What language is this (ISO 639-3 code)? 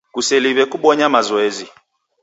dav